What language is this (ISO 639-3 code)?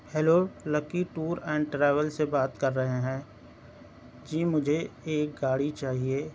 urd